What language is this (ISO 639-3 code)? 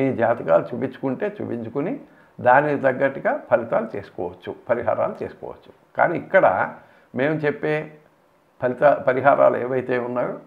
tel